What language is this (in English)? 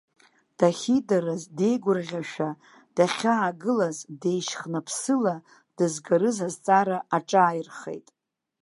Abkhazian